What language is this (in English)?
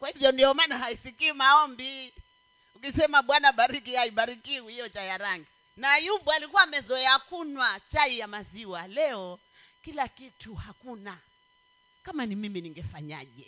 Swahili